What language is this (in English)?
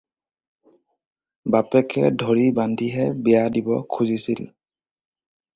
Assamese